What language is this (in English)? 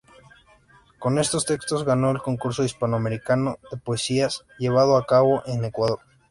Spanish